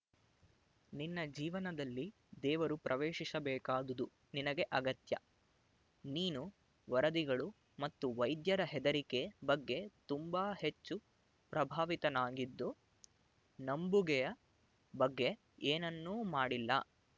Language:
Kannada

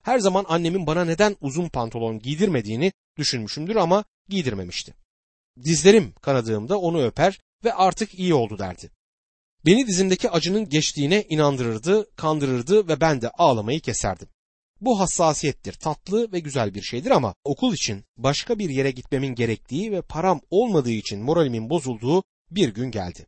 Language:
Turkish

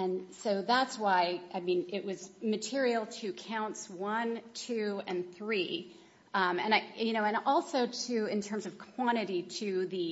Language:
English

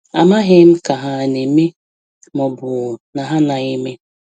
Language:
Igbo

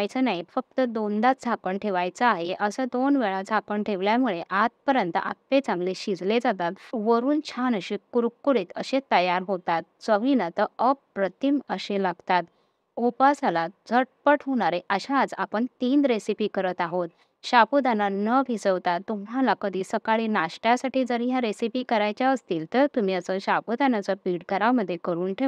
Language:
Marathi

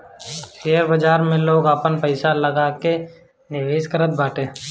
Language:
Bhojpuri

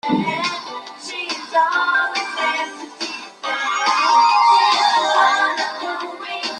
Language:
Spanish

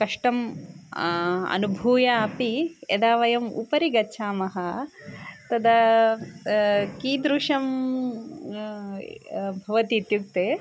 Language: Sanskrit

